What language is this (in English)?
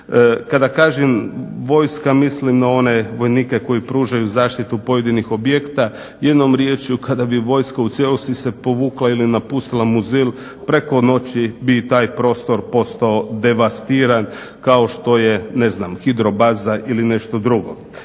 Croatian